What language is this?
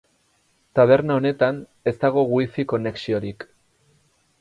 Basque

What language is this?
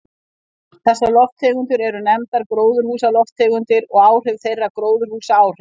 Icelandic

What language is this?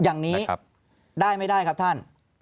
Thai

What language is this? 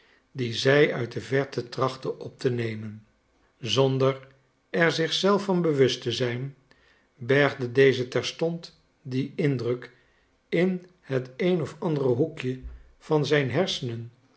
Dutch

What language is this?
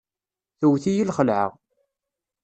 Kabyle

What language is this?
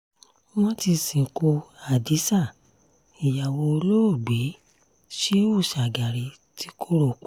Yoruba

